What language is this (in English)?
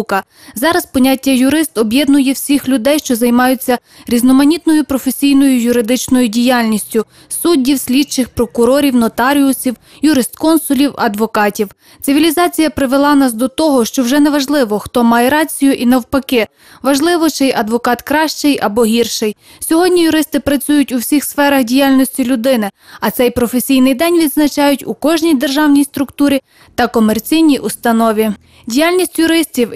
Ukrainian